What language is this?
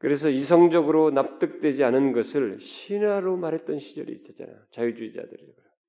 Korean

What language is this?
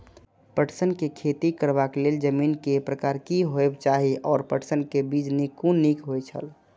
Maithili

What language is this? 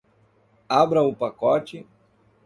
Portuguese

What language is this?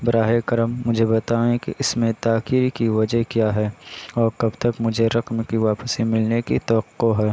Urdu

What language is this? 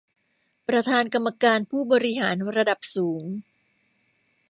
Thai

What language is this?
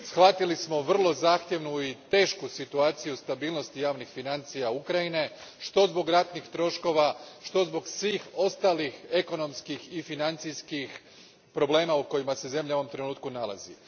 Croatian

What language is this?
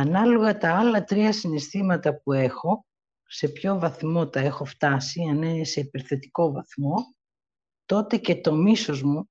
Greek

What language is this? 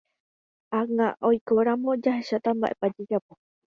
Guarani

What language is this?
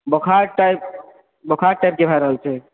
Maithili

